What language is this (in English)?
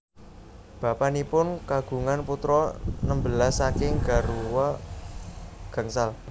Javanese